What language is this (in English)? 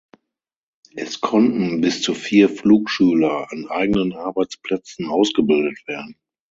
German